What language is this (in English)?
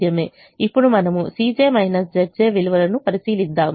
Telugu